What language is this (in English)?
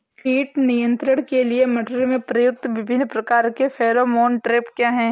Hindi